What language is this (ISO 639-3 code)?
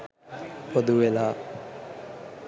sin